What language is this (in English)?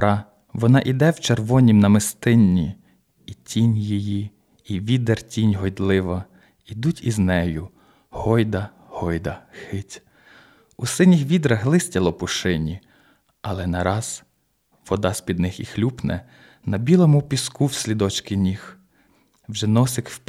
Ukrainian